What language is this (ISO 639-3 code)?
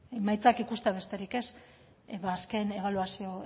eus